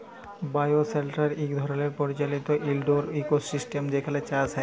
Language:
Bangla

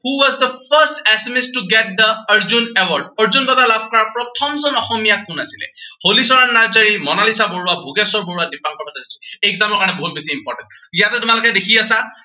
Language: Assamese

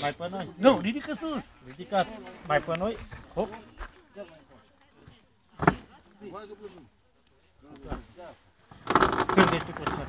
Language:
Romanian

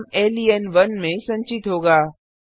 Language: Hindi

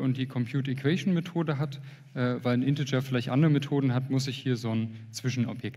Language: German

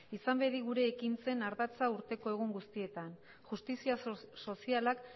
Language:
Basque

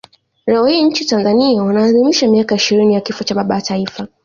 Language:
Swahili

